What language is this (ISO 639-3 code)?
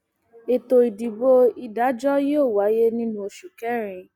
yor